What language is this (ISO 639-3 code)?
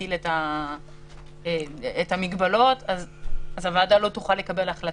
heb